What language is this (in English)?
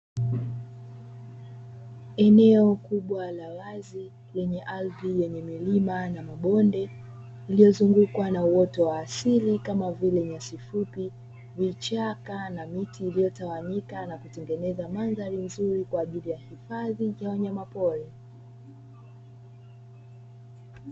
Swahili